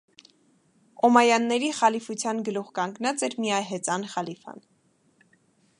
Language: Armenian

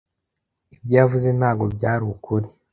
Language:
Kinyarwanda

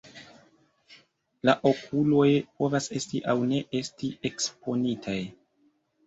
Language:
Esperanto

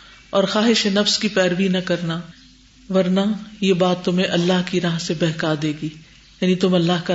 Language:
Urdu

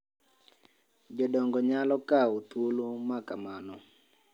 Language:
Luo (Kenya and Tanzania)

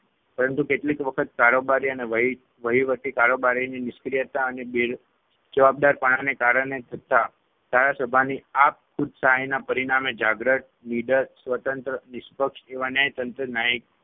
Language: Gujarati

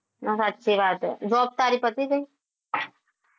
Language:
Gujarati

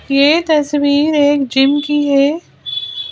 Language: Hindi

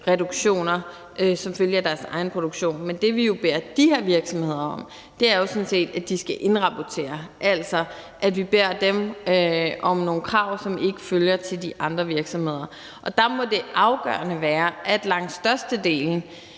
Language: Danish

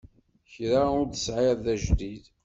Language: Kabyle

